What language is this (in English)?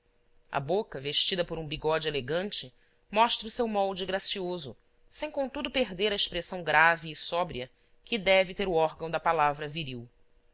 Portuguese